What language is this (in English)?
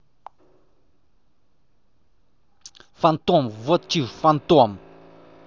Russian